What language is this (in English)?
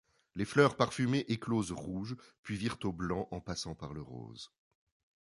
French